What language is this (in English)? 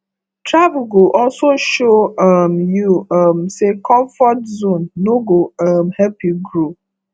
Nigerian Pidgin